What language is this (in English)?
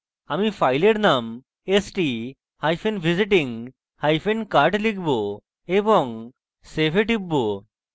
Bangla